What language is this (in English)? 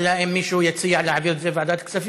Hebrew